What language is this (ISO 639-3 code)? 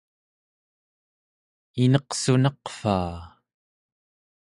esu